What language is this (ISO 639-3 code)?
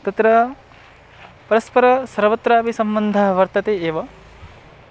san